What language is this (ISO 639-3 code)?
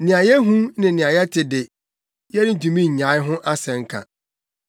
aka